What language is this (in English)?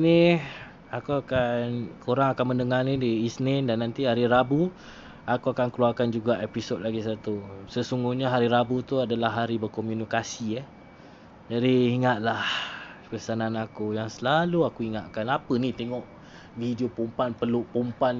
Malay